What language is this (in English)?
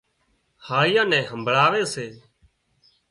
Wadiyara Koli